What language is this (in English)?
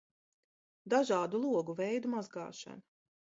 Latvian